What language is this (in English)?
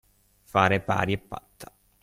Italian